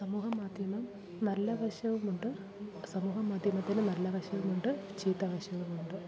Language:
Malayalam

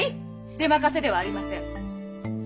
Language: Japanese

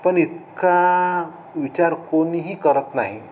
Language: Marathi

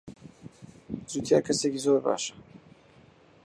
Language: Central Kurdish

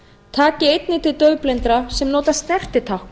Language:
Icelandic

